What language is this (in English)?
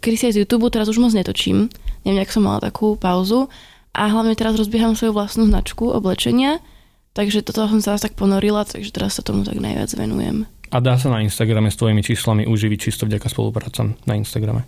Slovak